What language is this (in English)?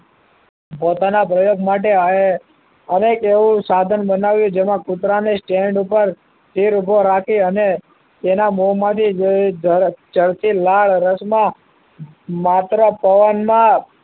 Gujarati